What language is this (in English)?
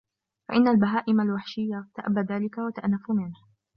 Arabic